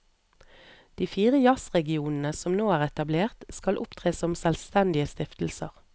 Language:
Norwegian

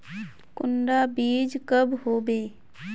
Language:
Magahi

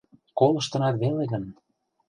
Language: Mari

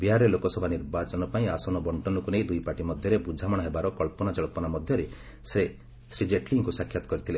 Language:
Odia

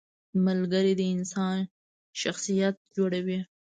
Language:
Pashto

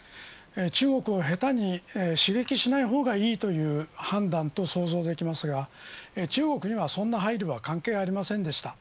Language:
Japanese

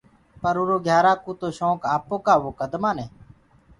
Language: Gurgula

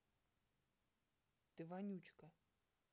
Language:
Russian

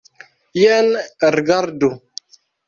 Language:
Esperanto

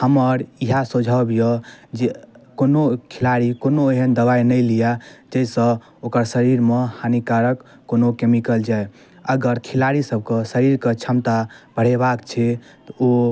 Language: Maithili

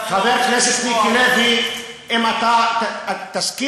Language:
Hebrew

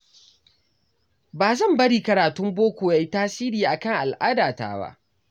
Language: Hausa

